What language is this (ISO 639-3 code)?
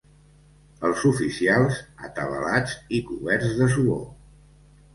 cat